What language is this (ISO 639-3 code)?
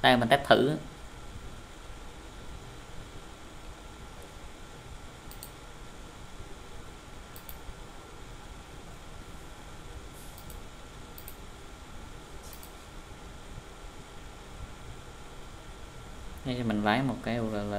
vie